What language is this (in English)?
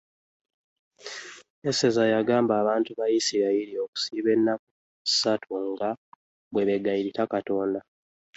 Ganda